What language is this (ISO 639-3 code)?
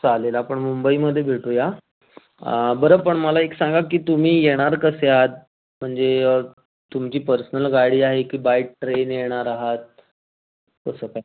mar